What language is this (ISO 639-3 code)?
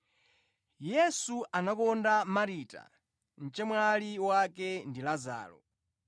nya